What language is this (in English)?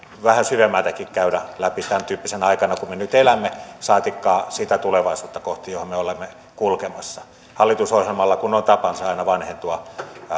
Finnish